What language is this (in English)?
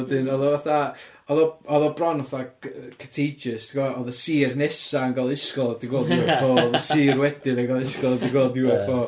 Welsh